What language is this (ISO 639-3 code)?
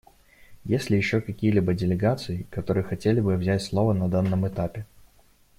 rus